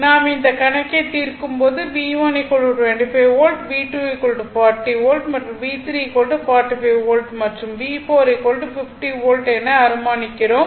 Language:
Tamil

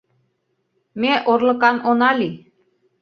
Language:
Mari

